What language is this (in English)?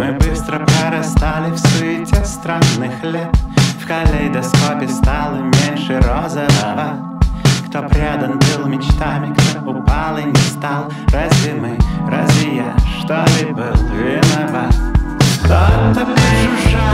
Polish